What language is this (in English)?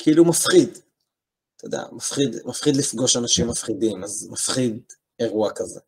Hebrew